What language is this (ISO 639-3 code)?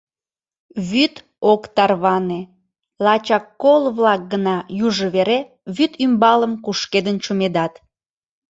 chm